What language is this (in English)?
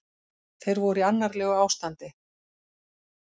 Icelandic